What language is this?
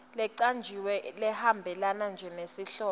Swati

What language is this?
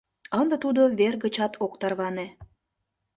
Mari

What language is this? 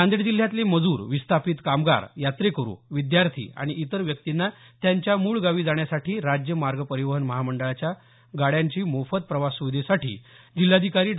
Marathi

